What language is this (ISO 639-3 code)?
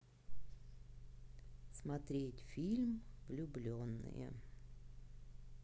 rus